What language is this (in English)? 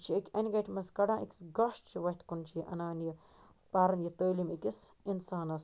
Kashmiri